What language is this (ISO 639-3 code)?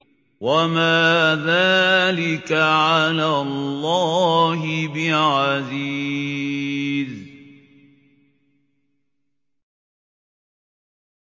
ara